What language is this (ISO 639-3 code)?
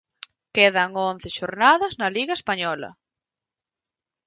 glg